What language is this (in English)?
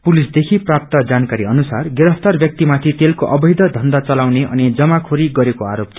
Nepali